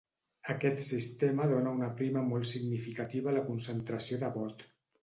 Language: Catalan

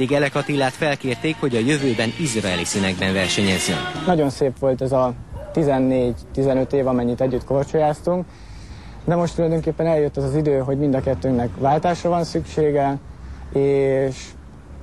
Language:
Hungarian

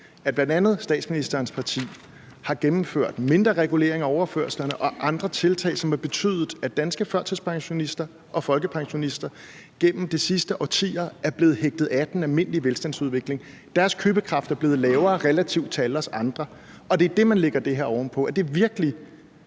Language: Danish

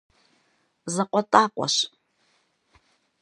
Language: Kabardian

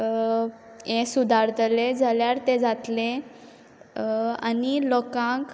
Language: Konkani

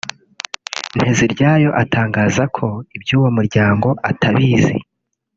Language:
Kinyarwanda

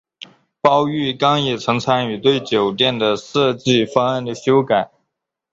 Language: Chinese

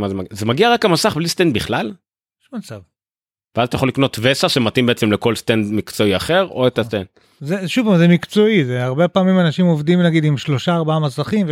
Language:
Hebrew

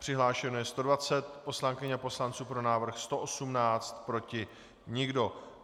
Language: Czech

